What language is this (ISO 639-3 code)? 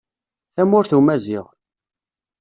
kab